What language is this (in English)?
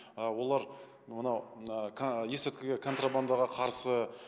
Kazakh